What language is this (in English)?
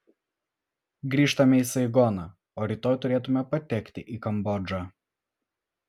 Lithuanian